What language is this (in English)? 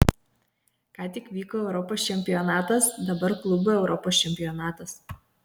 Lithuanian